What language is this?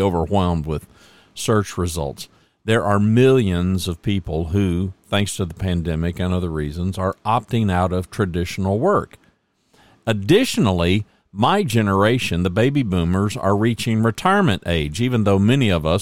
English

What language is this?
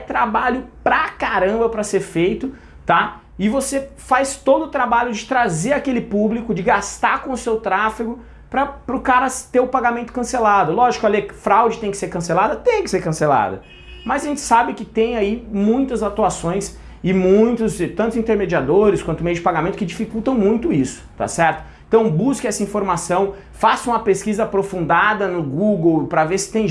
Portuguese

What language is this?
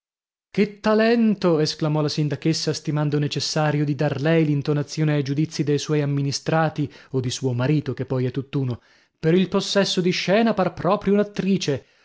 Italian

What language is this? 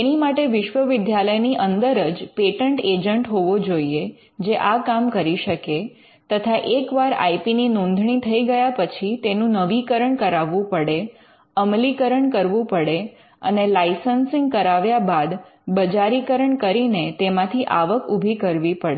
Gujarati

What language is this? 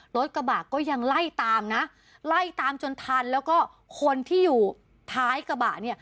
Thai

